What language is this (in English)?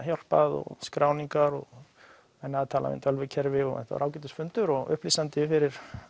Icelandic